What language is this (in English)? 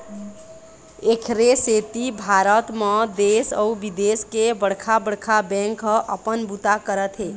Chhattisgarhi